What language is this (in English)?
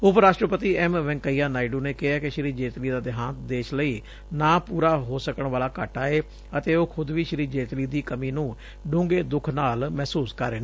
Punjabi